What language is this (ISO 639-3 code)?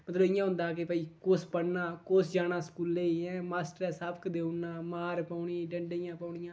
doi